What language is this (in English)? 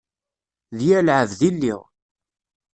Kabyle